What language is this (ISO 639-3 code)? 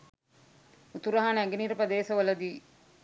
sin